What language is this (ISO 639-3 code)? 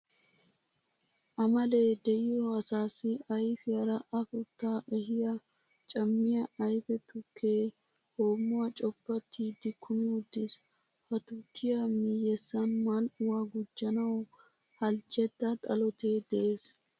wal